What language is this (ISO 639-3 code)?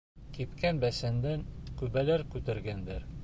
bak